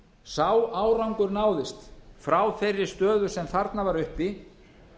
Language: Icelandic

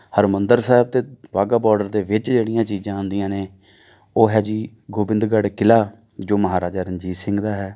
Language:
Punjabi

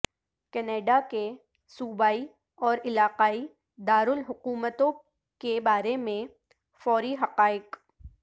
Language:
Urdu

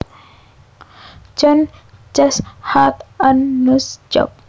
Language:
Javanese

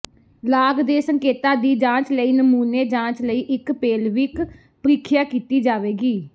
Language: Punjabi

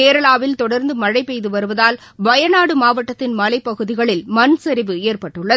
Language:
Tamil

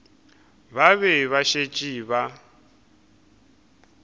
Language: Northern Sotho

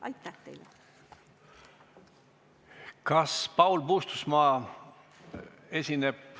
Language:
Estonian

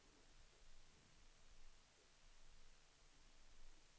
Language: Swedish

